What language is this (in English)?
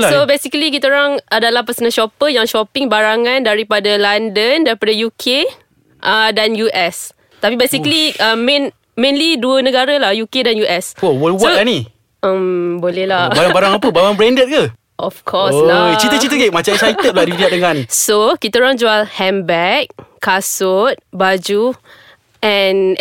Malay